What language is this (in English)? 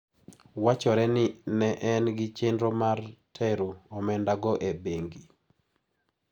Luo (Kenya and Tanzania)